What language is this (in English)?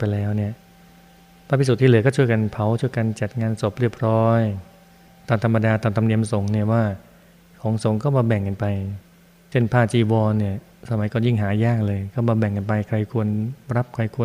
Thai